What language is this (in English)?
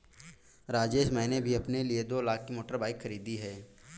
Hindi